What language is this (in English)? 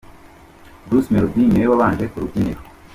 Kinyarwanda